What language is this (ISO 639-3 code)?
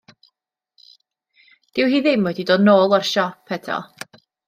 cym